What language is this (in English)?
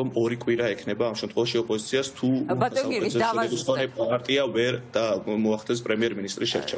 Romanian